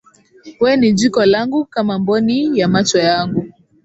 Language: Swahili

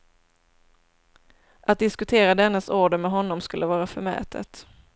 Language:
Swedish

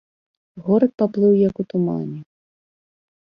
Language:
Belarusian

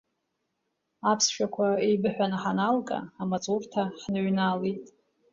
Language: Abkhazian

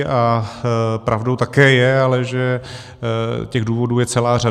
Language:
Czech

